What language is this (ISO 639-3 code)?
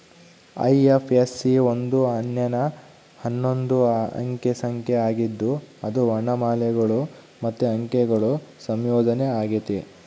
kan